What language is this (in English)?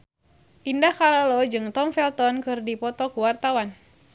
Sundanese